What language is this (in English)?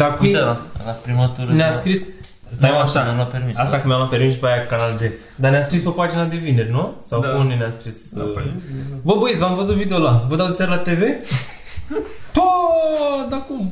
Romanian